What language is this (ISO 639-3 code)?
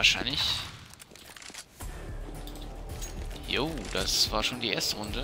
deu